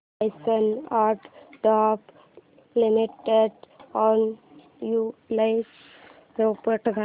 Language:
Marathi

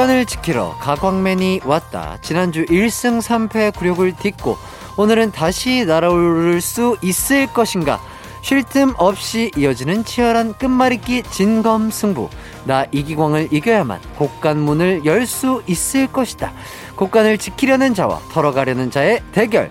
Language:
Korean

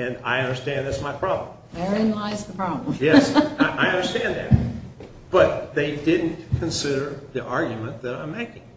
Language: English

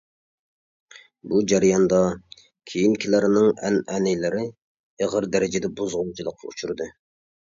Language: Uyghur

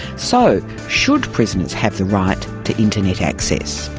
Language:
English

